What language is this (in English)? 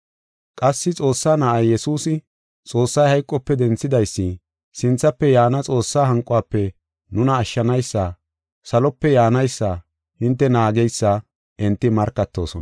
Gofa